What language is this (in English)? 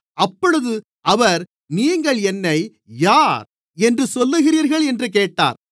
Tamil